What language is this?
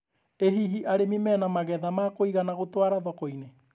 Kikuyu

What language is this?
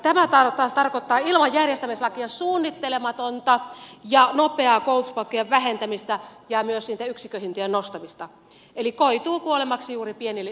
Finnish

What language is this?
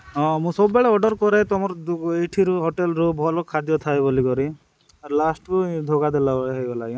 Odia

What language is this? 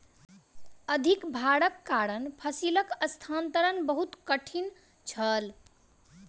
Maithili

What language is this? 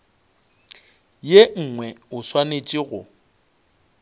Northern Sotho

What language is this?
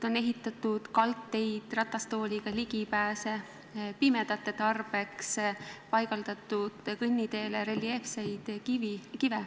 Estonian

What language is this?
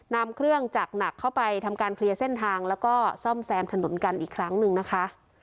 Thai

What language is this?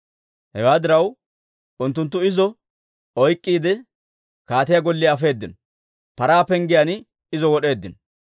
Dawro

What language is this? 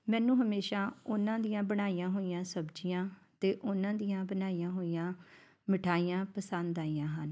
Punjabi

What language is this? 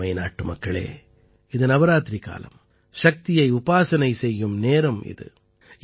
Tamil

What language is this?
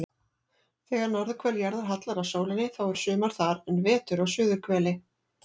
Icelandic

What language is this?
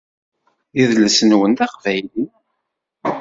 Kabyle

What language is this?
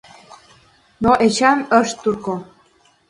Mari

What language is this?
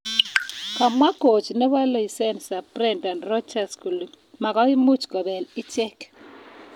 Kalenjin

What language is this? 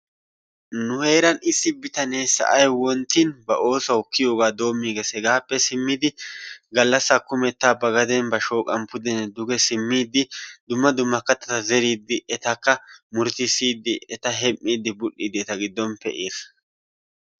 Wolaytta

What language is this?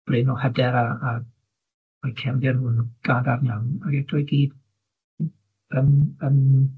Welsh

